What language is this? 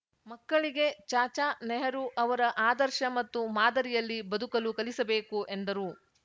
Kannada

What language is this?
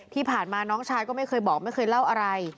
Thai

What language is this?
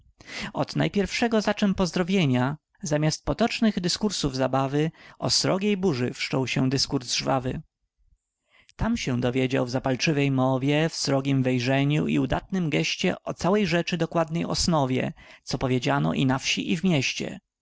Polish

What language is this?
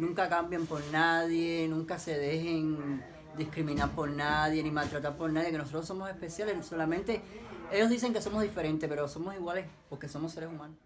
Spanish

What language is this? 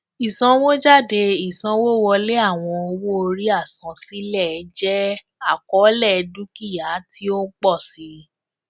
Yoruba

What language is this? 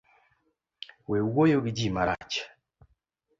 Luo (Kenya and Tanzania)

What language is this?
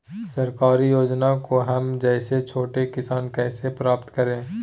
Magahi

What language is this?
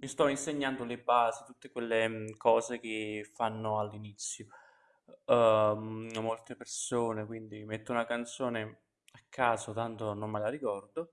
Italian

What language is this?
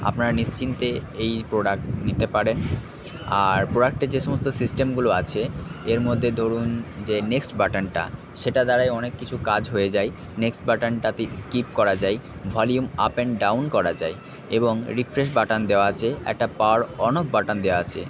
Bangla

